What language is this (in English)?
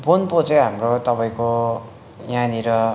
Nepali